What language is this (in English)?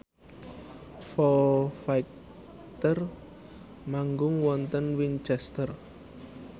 Javanese